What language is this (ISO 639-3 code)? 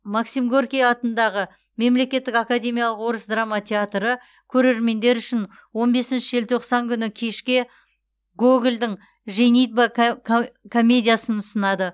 kaz